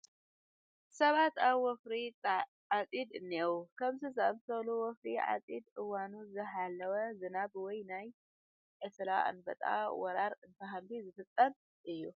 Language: Tigrinya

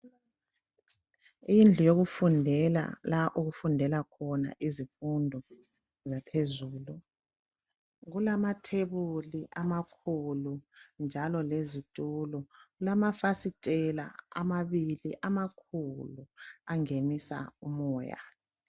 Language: North Ndebele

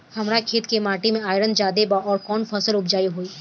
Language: Bhojpuri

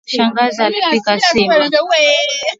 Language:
Swahili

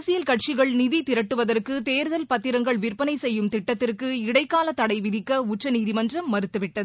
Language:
Tamil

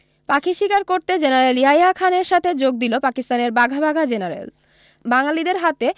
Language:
Bangla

